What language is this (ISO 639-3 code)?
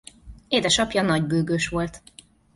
hun